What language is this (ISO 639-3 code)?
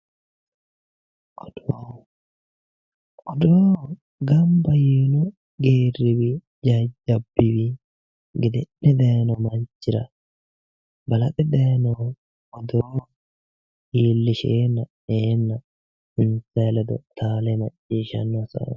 sid